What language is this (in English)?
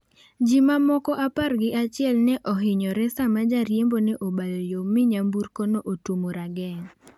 Luo (Kenya and Tanzania)